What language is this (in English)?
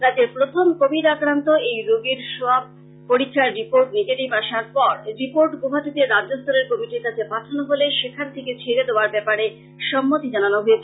Bangla